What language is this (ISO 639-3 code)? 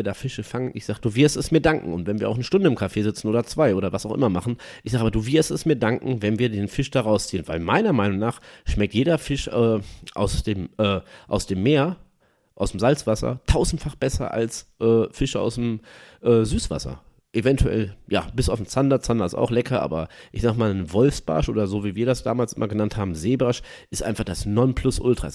deu